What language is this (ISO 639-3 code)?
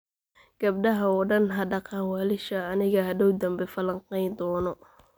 som